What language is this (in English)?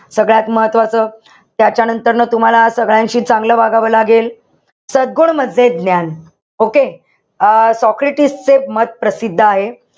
Marathi